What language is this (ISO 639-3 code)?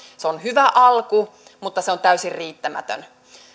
fin